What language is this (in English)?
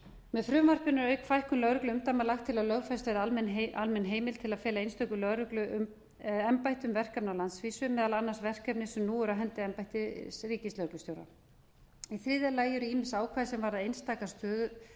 Icelandic